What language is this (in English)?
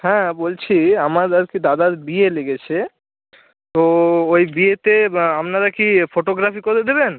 Bangla